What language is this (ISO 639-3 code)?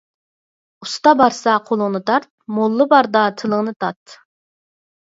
uig